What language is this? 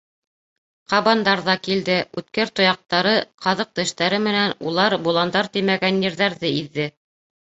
Bashkir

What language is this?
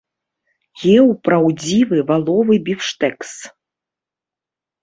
Belarusian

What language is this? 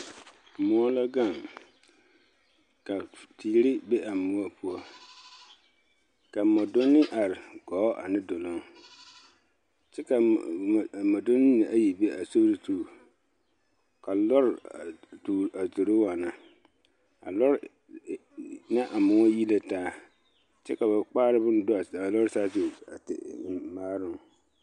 Southern Dagaare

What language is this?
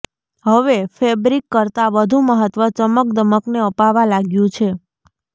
Gujarati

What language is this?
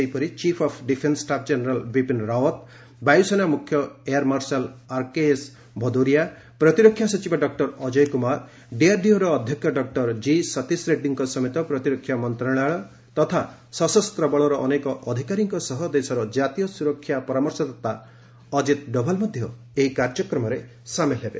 Odia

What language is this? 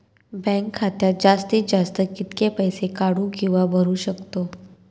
Marathi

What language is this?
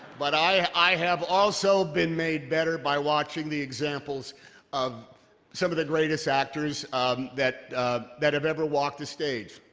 English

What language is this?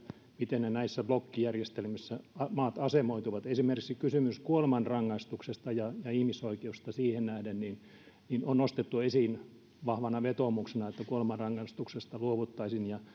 Finnish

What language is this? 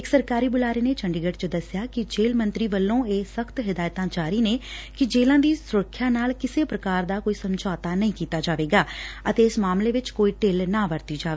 Punjabi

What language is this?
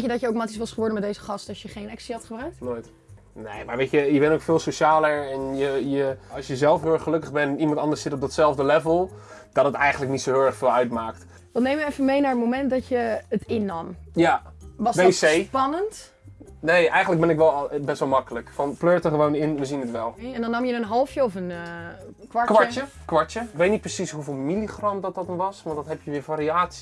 Dutch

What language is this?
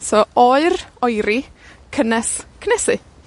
Welsh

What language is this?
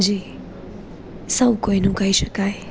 Gujarati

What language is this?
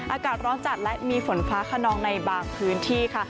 Thai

